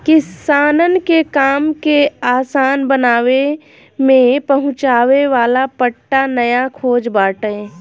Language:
Bhojpuri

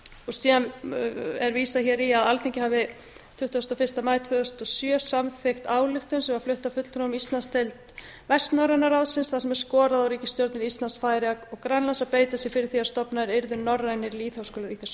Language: Icelandic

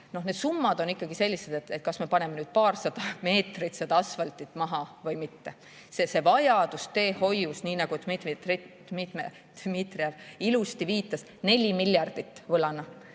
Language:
Estonian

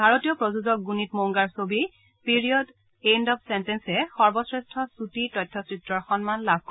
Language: Assamese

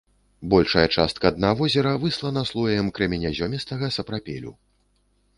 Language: Belarusian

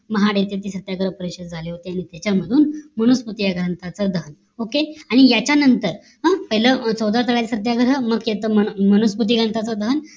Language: Marathi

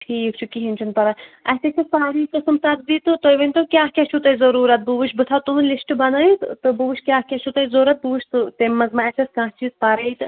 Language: Kashmiri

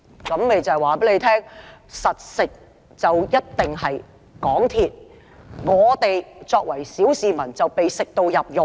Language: Cantonese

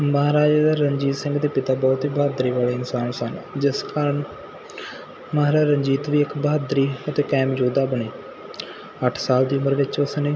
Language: Punjabi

